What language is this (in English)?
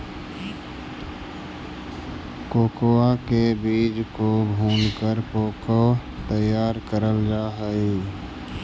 Magahi